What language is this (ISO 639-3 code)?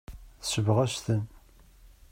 kab